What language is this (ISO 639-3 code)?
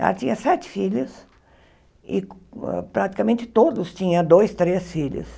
por